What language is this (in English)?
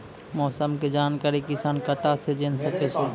Maithili